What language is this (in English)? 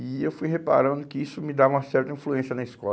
Portuguese